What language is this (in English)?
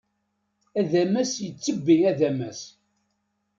Kabyle